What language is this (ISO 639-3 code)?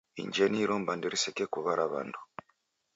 dav